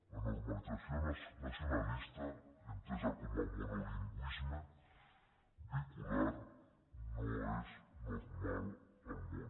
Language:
Catalan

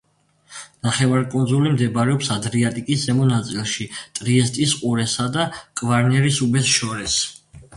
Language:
Georgian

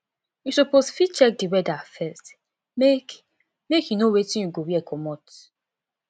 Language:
Nigerian Pidgin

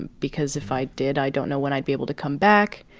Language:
English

